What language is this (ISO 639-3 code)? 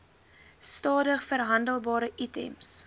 afr